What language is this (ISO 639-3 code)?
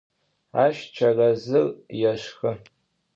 ady